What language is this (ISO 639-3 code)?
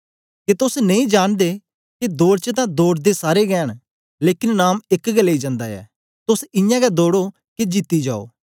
doi